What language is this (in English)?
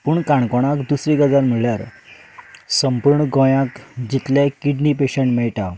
Konkani